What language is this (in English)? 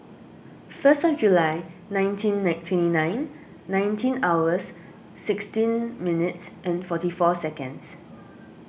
English